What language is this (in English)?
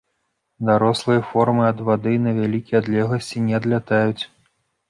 Belarusian